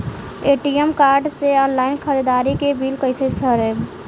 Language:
Bhojpuri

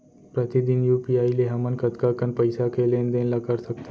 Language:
Chhattisgarhi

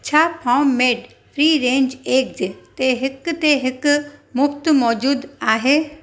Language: Sindhi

